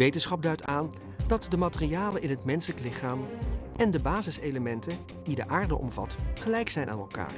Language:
Dutch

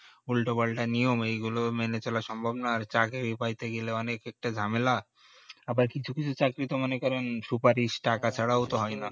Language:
Bangla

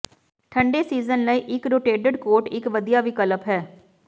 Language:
Punjabi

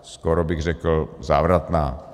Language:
Czech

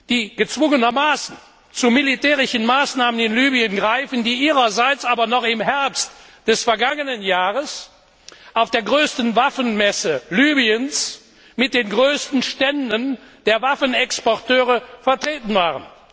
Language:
German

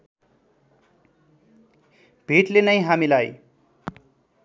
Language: Nepali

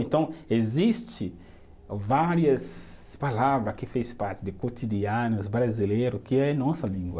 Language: Portuguese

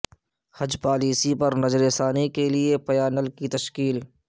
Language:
Urdu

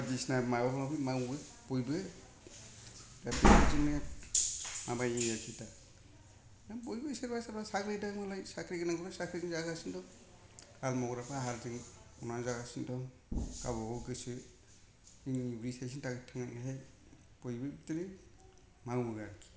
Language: Bodo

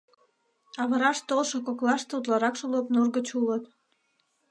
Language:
Mari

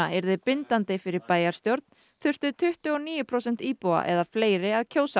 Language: Icelandic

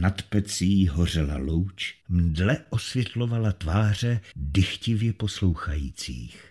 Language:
Czech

